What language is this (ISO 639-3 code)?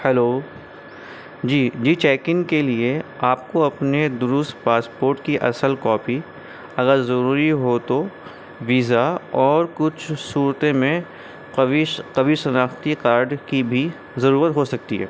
urd